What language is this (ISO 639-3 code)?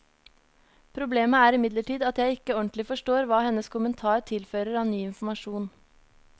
nor